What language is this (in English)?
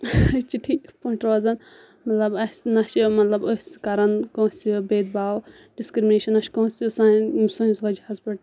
Kashmiri